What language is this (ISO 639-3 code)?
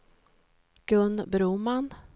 swe